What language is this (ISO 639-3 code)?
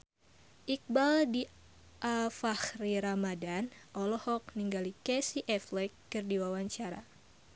sun